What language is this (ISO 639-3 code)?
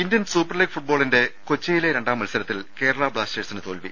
mal